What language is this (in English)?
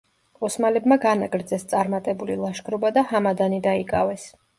Georgian